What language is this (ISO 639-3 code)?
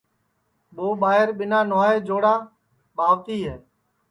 ssi